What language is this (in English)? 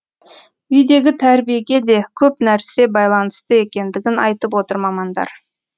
Kazakh